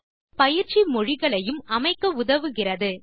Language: Tamil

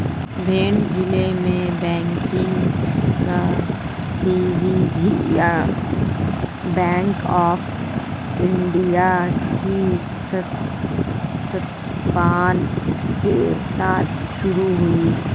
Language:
Hindi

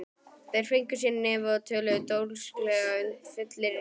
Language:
Icelandic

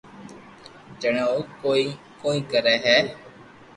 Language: Loarki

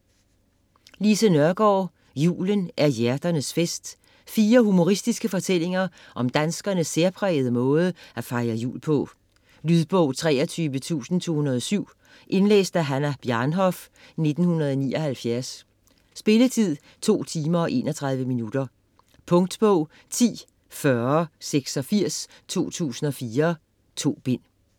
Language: Danish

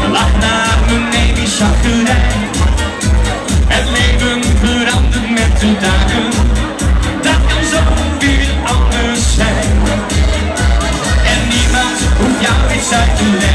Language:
Arabic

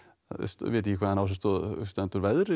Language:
Icelandic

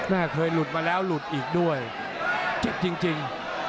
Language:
Thai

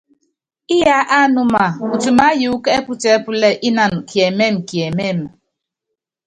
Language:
Yangben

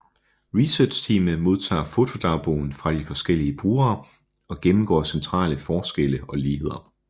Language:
Danish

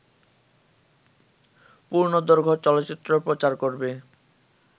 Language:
Bangla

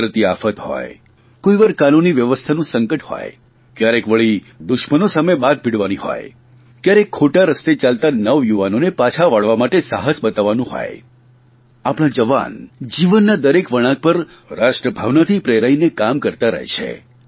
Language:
Gujarati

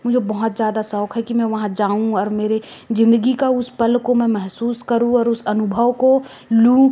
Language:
Hindi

